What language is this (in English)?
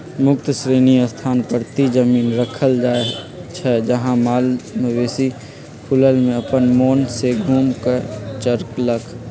Magahi